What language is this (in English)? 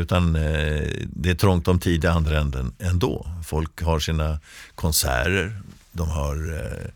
Swedish